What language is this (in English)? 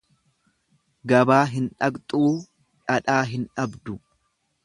Oromo